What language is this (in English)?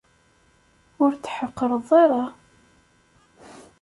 Kabyle